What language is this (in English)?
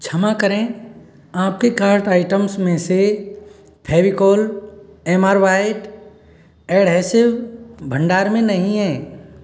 Hindi